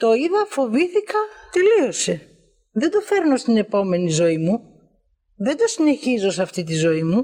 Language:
Greek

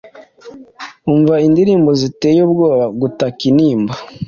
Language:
Kinyarwanda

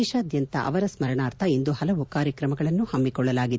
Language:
Kannada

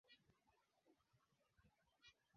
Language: Swahili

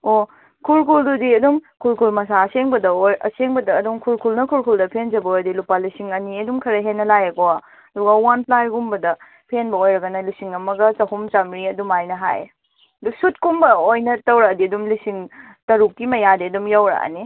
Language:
Manipuri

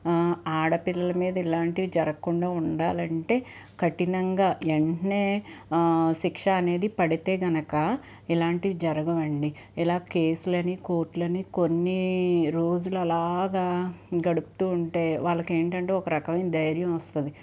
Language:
Telugu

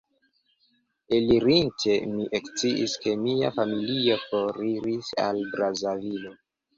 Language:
Esperanto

